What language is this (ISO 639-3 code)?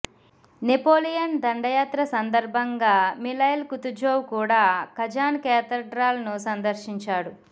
tel